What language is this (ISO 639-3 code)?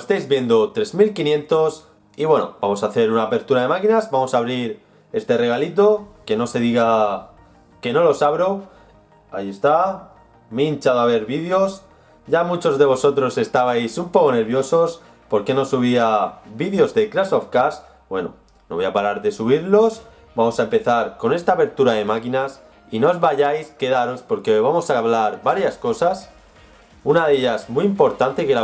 spa